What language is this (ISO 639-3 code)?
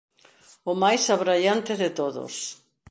glg